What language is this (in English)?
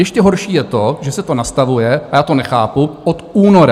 Czech